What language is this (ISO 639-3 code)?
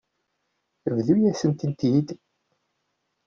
kab